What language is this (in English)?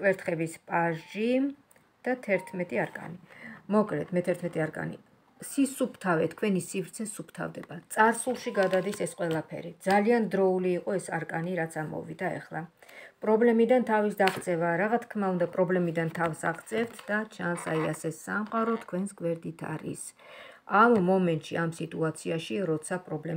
Romanian